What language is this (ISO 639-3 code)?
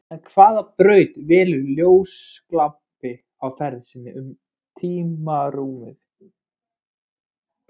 isl